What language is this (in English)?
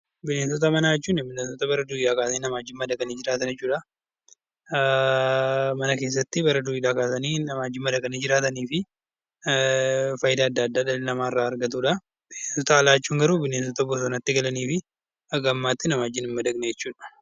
Oromo